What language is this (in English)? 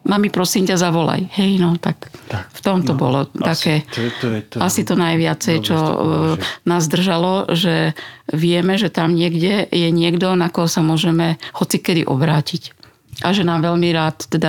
Slovak